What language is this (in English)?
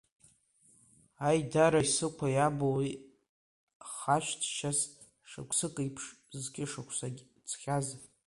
Abkhazian